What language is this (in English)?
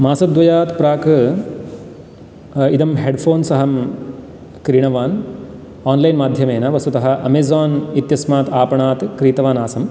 Sanskrit